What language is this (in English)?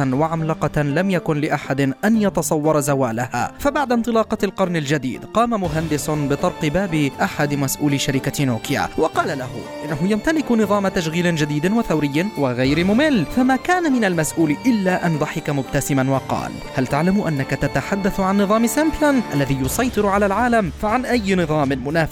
Arabic